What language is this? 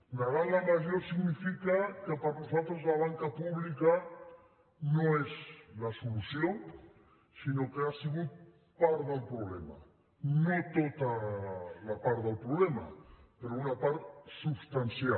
Catalan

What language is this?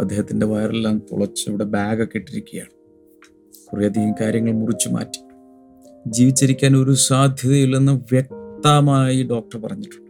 Malayalam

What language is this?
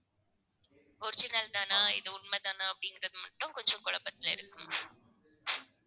Tamil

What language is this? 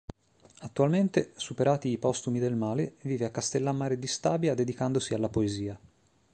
Italian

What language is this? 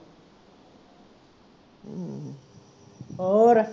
Punjabi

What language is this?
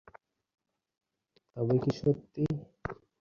Bangla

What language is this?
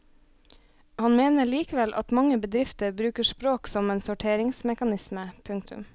Norwegian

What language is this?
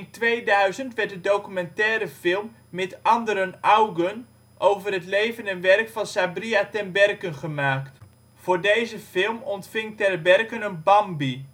Dutch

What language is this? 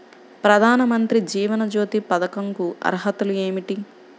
Telugu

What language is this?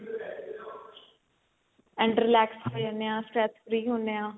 Punjabi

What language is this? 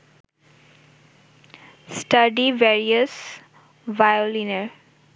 Bangla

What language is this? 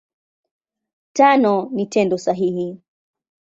Swahili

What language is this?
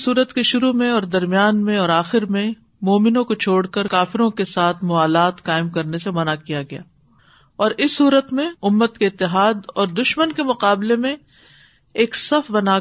Urdu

